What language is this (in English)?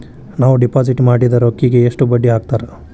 Kannada